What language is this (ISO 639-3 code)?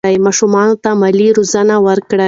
pus